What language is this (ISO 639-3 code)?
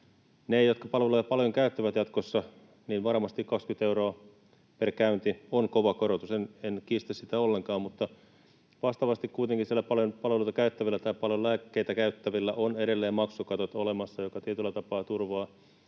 fin